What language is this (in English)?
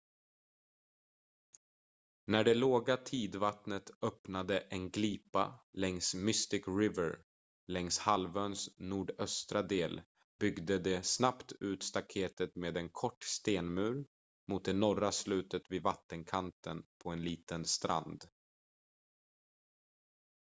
Swedish